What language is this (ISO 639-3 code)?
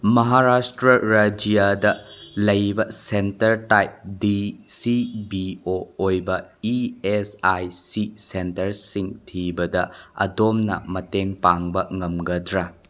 mni